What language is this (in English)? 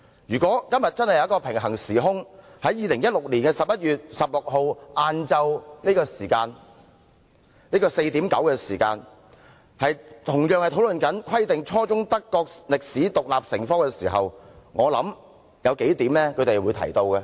Cantonese